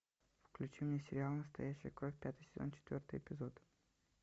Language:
Russian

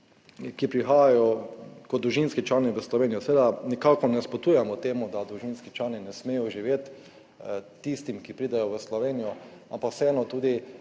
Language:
Slovenian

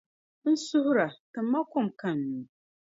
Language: Dagbani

